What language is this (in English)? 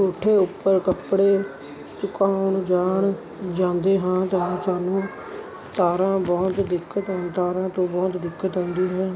Punjabi